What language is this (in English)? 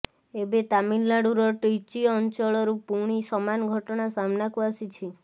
Odia